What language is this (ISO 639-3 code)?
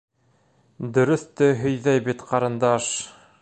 bak